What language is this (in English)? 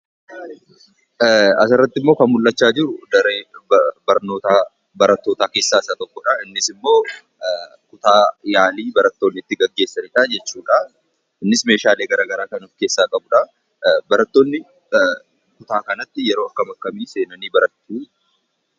Oromo